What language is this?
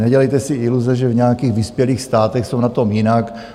Czech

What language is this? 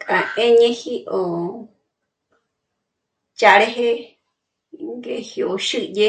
Michoacán Mazahua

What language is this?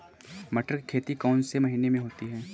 Hindi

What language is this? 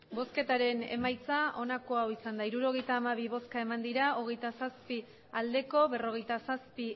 Basque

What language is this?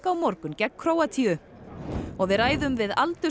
Icelandic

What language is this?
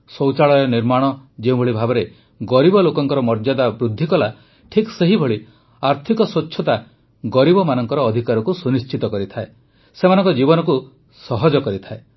Odia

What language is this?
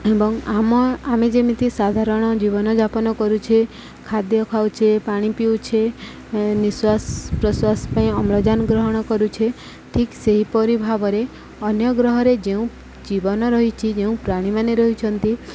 Odia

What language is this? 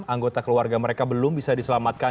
Indonesian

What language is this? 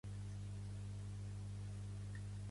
Catalan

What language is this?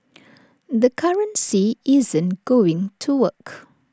English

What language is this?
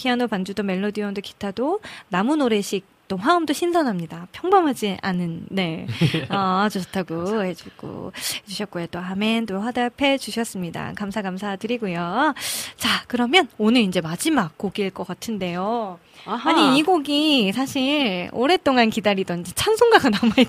Korean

